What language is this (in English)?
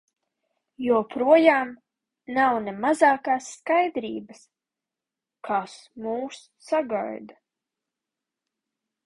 Latvian